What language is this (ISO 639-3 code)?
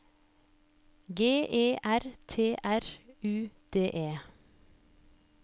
nor